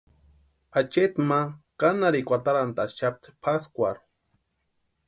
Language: Western Highland Purepecha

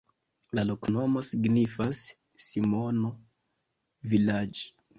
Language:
Esperanto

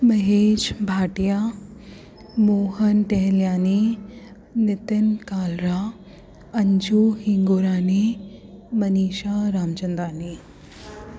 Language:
Sindhi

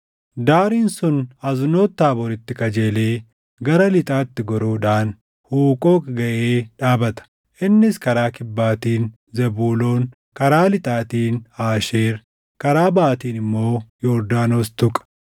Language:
Oromo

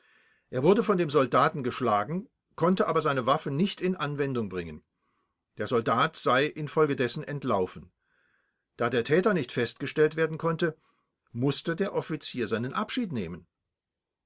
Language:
German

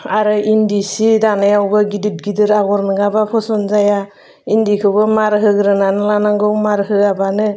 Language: Bodo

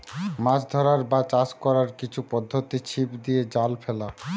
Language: Bangla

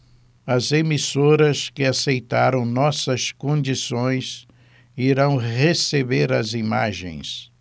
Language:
Portuguese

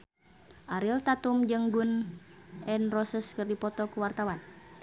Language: Sundanese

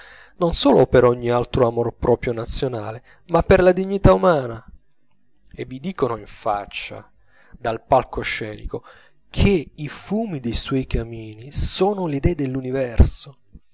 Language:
Italian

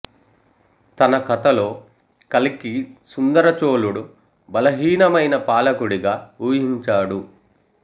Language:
Telugu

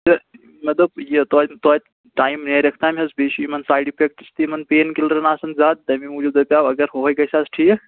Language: Kashmiri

